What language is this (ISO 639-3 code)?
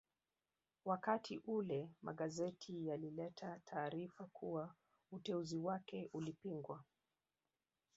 swa